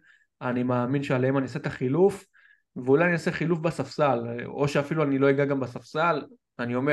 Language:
Hebrew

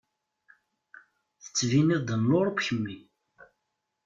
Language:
Kabyle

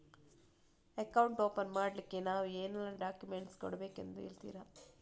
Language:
Kannada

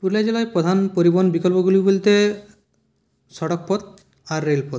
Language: Bangla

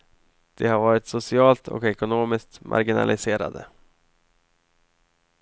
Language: Swedish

